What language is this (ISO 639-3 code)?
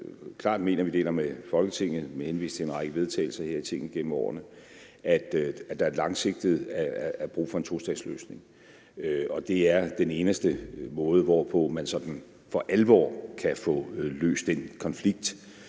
dan